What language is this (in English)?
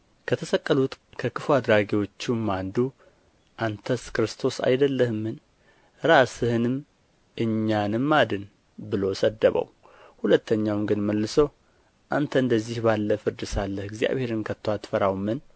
Amharic